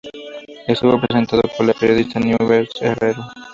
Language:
Spanish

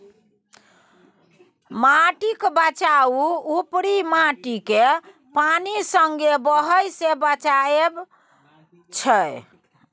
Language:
Maithili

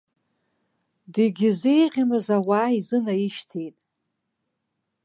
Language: Abkhazian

